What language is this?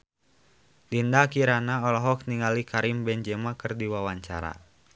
Sundanese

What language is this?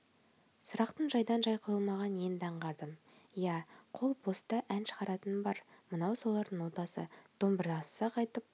Kazakh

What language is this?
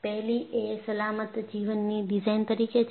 Gujarati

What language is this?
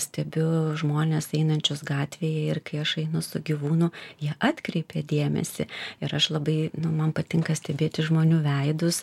Lithuanian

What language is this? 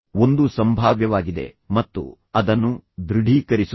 Kannada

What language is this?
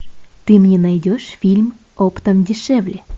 Russian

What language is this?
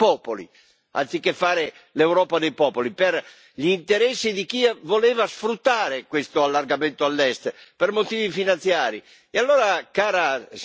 Italian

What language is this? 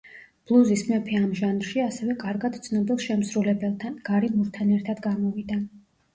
Georgian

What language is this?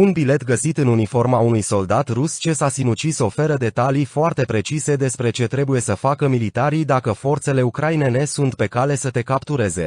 Romanian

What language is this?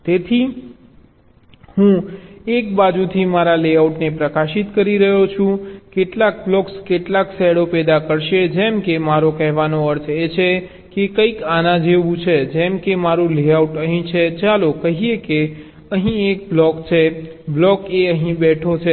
Gujarati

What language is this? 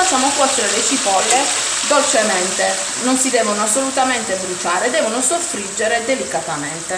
Italian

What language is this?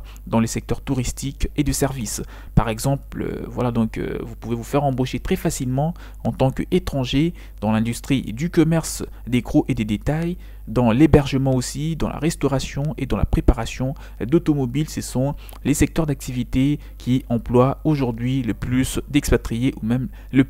French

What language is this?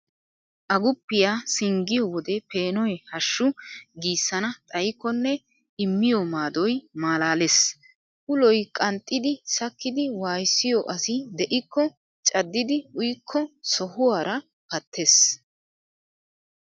Wolaytta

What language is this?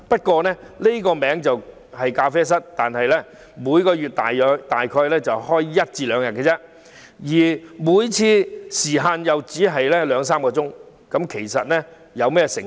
Cantonese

